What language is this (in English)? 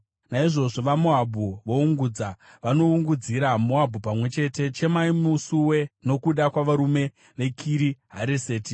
Shona